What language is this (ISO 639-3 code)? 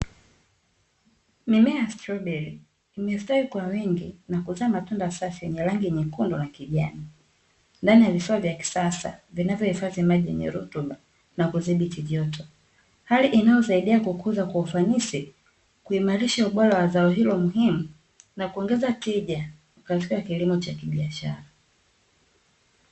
swa